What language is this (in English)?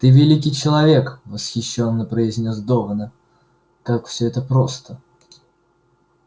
Russian